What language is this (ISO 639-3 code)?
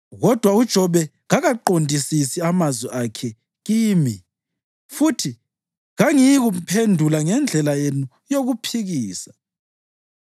nde